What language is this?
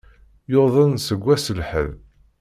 Kabyle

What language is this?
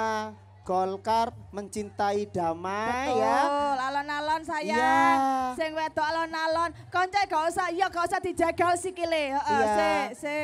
Indonesian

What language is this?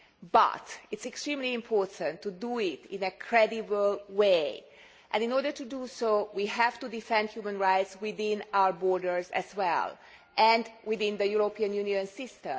English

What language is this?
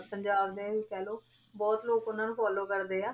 Punjabi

